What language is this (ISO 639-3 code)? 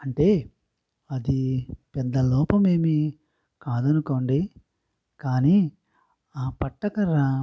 tel